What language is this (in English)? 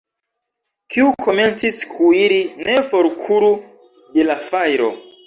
Esperanto